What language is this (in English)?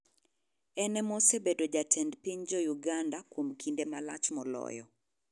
Luo (Kenya and Tanzania)